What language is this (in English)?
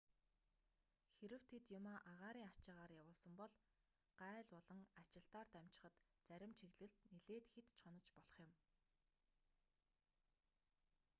Mongolian